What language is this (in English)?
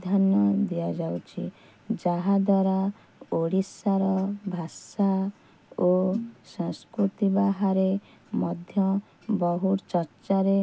Odia